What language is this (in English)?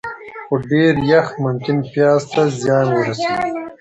Pashto